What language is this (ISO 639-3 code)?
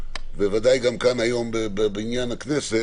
heb